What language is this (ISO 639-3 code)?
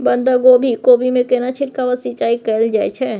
mai